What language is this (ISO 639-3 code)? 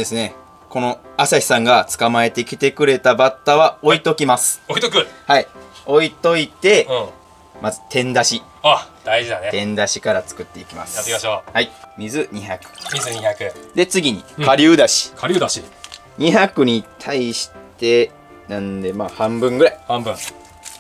jpn